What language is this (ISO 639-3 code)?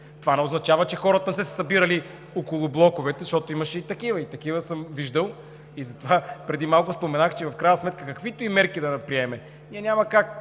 bul